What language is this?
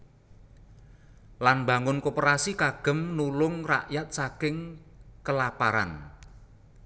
Javanese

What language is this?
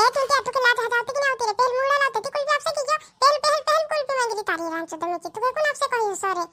Romanian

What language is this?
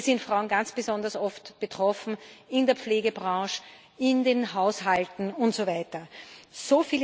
German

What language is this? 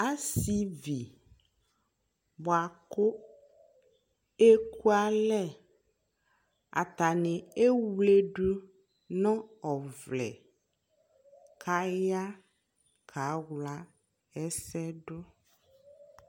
Ikposo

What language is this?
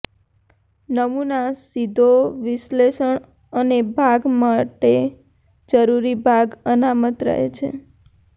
Gujarati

